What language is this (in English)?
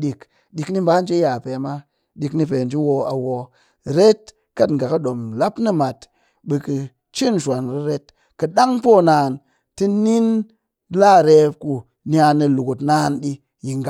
Cakfem-Mushere